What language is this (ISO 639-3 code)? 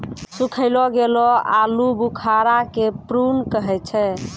mai